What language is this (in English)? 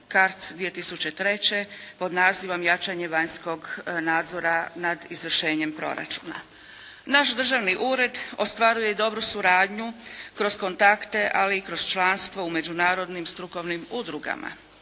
Croatian